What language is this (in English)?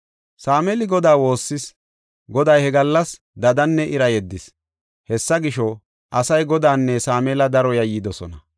Gofa